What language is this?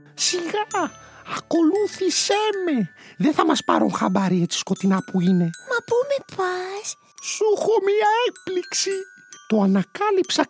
Greek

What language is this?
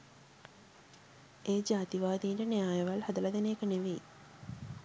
Sinhala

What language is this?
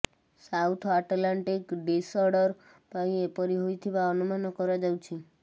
Odia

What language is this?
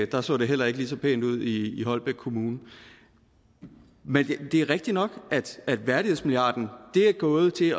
Danish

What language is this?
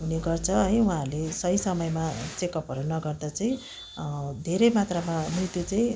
Nepali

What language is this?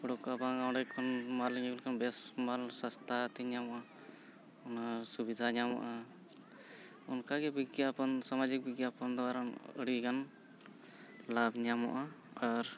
Santali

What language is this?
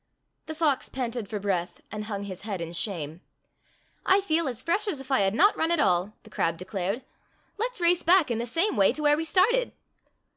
English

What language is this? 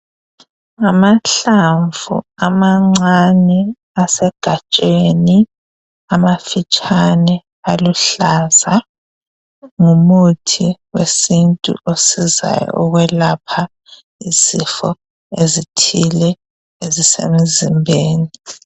North Ndebele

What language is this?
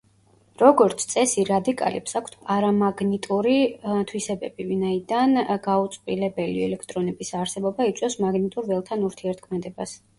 Georgian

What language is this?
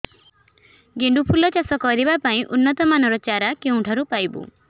Odia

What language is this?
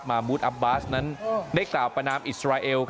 Thai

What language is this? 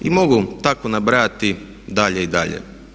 Croatian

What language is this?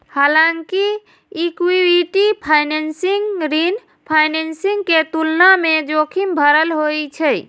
Maithili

